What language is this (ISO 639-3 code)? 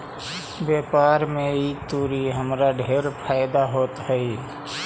mag